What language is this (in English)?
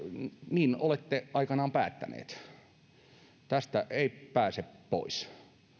Finnish